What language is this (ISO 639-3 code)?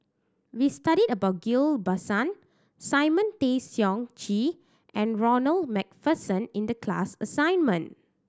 eng